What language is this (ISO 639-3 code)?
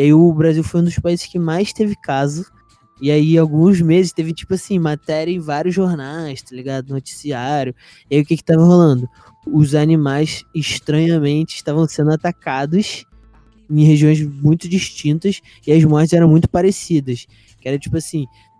por